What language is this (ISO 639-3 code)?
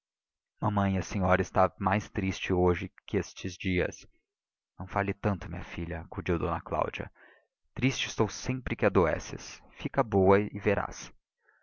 por